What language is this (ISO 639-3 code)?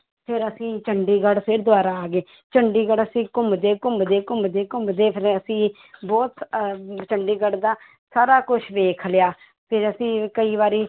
pan